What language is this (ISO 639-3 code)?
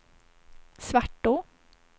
swe